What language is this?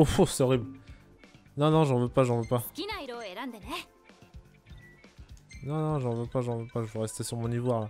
French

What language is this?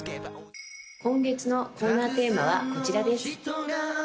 Japanese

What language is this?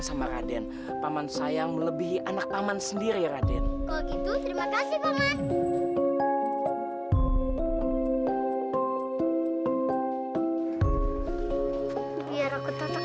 Indonesian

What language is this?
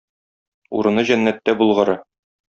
Tatar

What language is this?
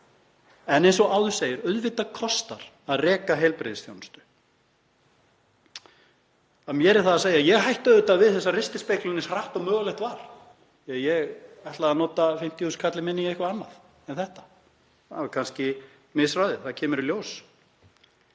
Icelandic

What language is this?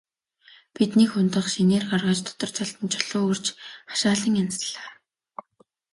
Mongolian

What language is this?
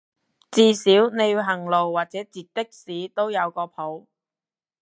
Cantonese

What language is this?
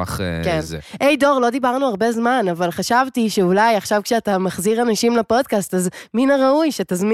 Hebrew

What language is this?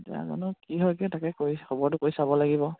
Assamese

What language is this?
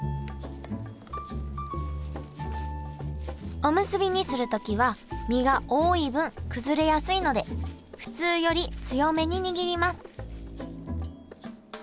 Japanese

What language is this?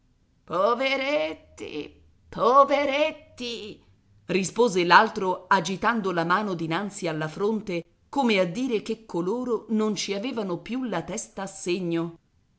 Italian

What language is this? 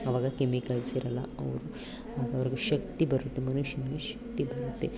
Kannada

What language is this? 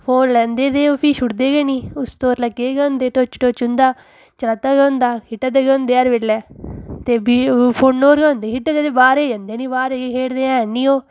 Dogri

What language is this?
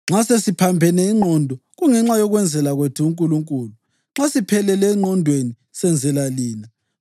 North Ndebele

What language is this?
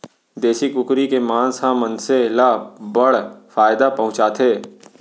Chhattisgarhi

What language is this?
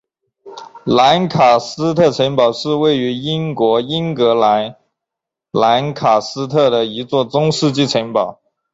Chinese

